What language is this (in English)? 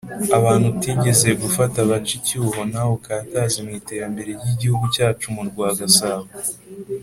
Kinyarwanda